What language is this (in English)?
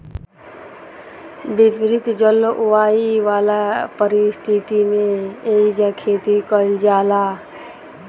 Bhojpuri